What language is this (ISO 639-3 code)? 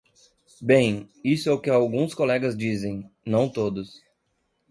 por